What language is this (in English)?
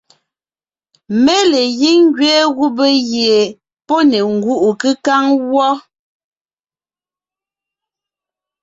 Ngiemboon